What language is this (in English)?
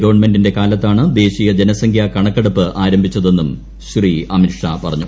Malayalam